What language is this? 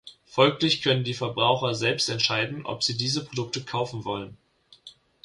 German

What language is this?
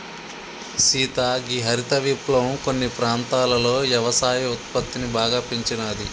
Telugu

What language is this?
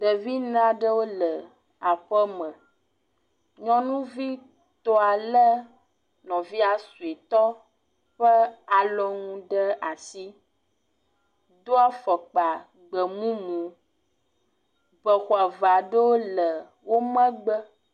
Ewe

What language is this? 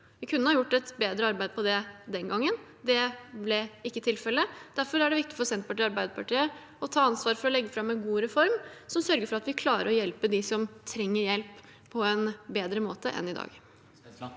Norwegian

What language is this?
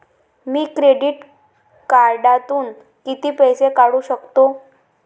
Marathi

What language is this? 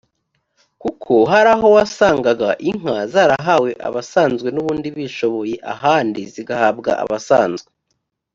Kinyarwanda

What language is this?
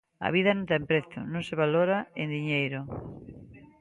Galician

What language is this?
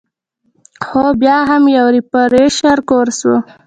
Pashto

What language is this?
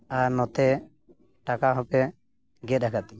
Santali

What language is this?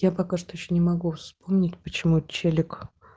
Russian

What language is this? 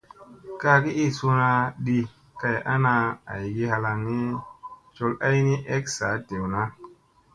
Musey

